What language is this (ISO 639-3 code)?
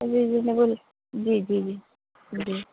urd